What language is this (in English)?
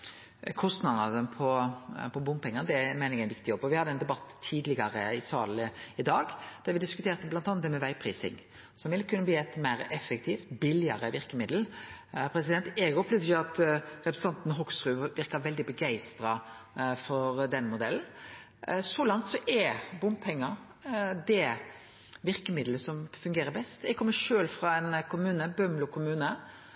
Norwegian Nynorsk